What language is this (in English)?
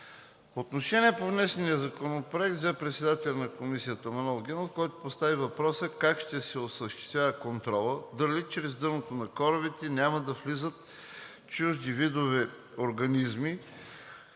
Bulgarian